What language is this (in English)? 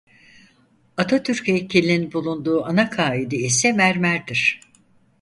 Turkish